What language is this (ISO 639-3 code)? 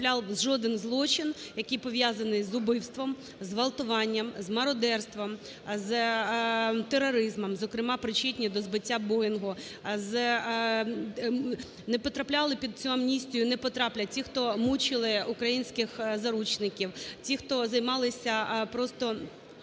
ukr